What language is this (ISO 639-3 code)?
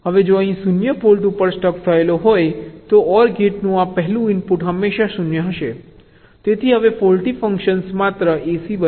guj